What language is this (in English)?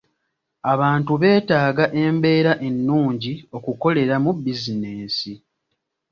Ganda